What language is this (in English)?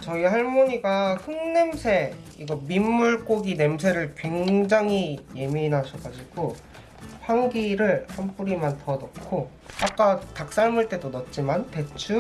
Korean